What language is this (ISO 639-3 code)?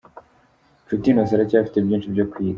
kin